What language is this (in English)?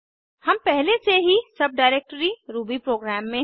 Hindi